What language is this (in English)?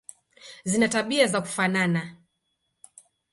Swahili